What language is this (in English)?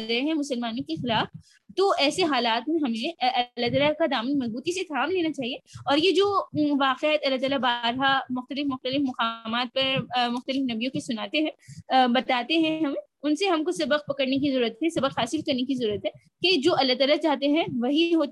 Urdu